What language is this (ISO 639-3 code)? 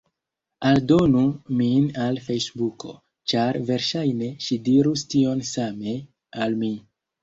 epo